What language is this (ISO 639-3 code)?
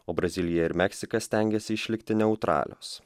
lit